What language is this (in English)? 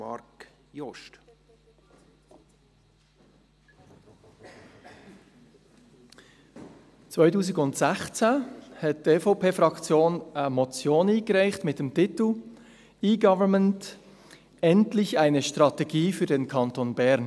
Swiss German